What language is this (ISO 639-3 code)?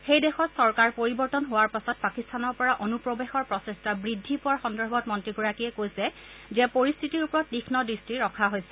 asm